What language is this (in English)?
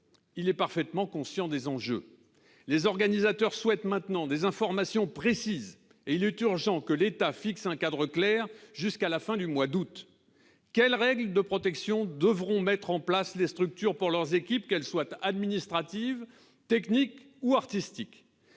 French